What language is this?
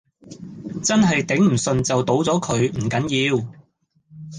Cantonese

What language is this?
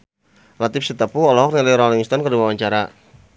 Sundanese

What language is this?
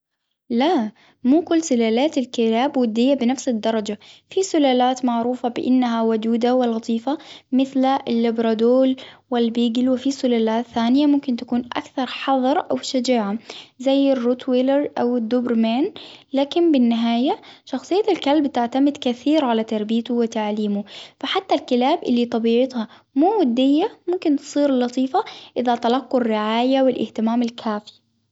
Hijazi Arabic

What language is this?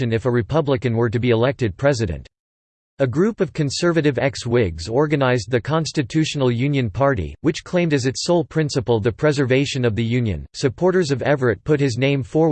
English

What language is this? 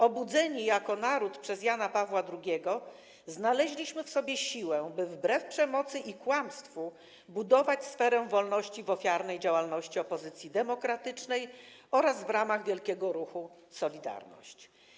Polish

